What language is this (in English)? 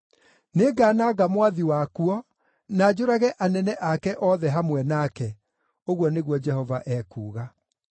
Kikuyu